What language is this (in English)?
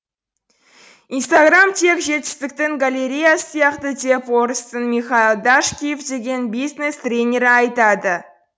Kazakh